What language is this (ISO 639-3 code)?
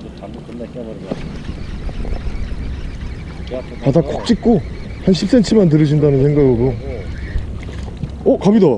kor